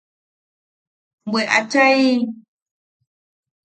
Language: Yaqui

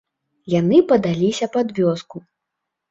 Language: Belarusian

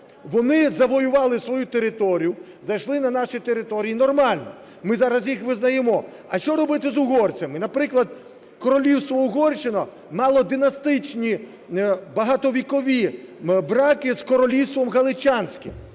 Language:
Ukrainian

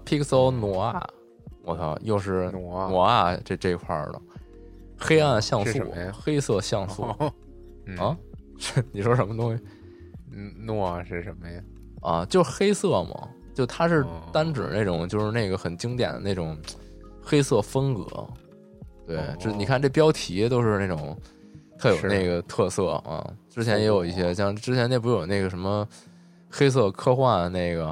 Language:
Chinese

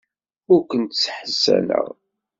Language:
Kabyle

